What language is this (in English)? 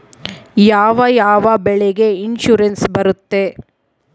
Kannada